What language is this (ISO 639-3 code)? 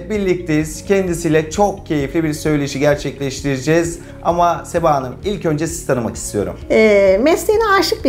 tur